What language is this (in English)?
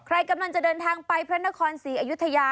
Thai